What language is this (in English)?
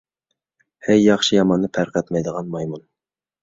Uyghur